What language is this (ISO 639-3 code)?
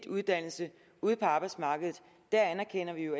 dan